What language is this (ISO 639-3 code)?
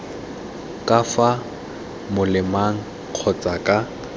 tsn